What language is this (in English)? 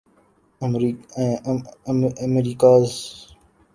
Urdu